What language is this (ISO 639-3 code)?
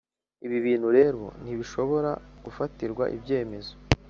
kin